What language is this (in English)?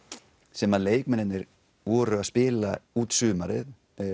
Icelandic